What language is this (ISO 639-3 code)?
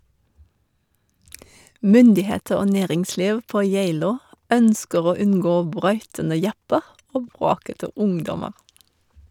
nor